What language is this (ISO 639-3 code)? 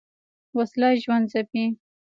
pus